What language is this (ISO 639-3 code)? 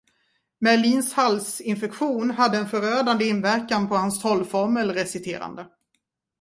swe